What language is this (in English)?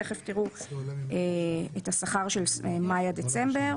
Hebrew